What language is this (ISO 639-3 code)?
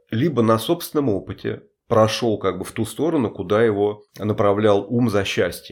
rus